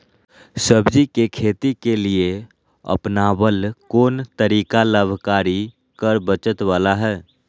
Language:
Magahi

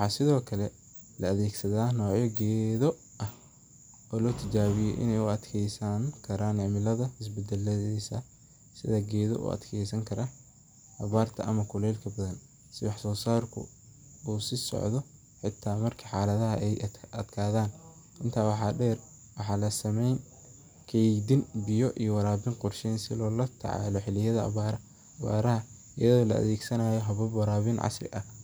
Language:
Somali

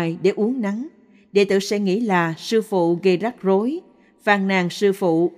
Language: Vietnamese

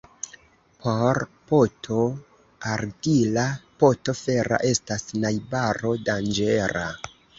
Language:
Esperanto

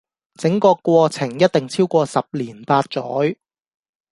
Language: Cantonese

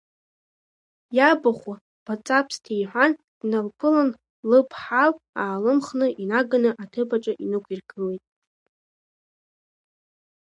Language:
Abkhazian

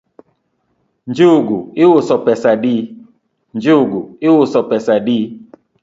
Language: Luo (Kenya and Tanzania)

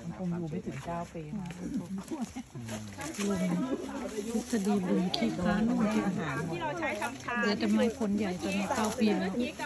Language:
Thai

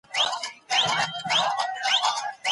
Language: Pashto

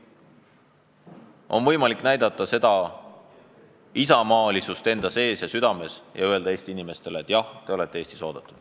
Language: Estonian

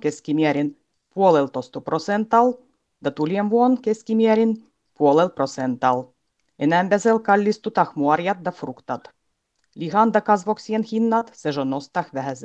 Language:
Finnish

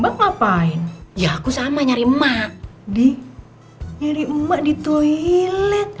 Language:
Indonesian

